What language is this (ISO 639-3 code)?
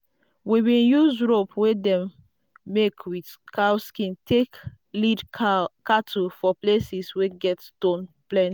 pcm